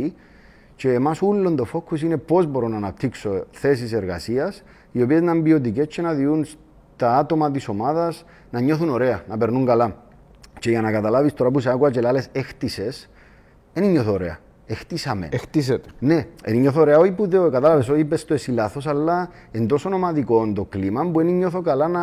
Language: Greek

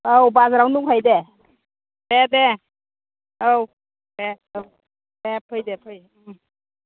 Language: Bodo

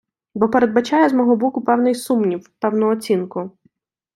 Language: Ukrainian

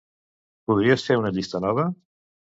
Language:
Catalan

